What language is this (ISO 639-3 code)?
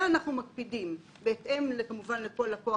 heb